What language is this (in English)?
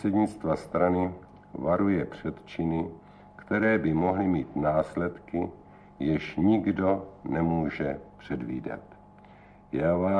Czech